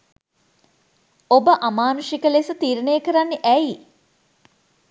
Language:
Sinhala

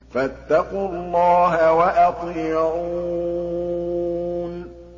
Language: Arabic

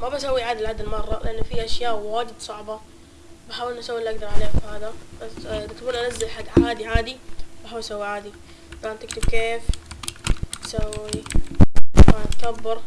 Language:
Arabic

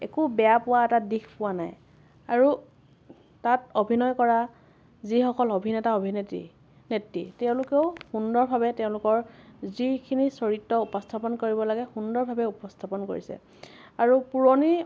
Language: Assamese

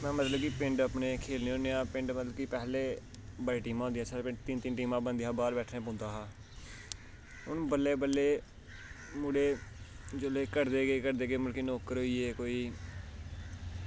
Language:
Dogri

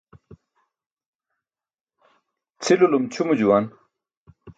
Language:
Burushaski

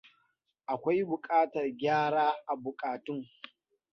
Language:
Hausa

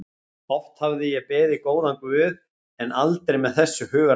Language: Icelandic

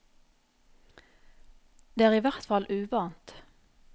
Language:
Norwegian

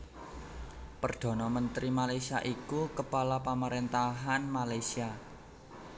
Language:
Javanese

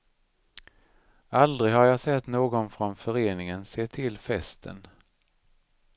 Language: Swedish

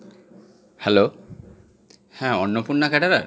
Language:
Bangla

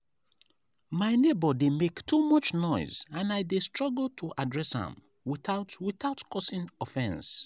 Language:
Nigerian Pidgin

